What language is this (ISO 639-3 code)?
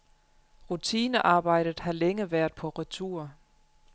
dan